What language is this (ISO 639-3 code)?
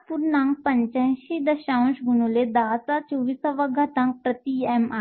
mar